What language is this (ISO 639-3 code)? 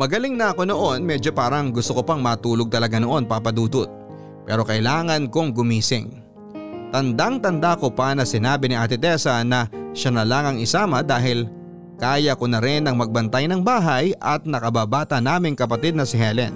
fil